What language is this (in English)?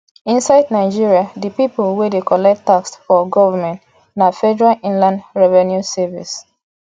Nigerian Pidgin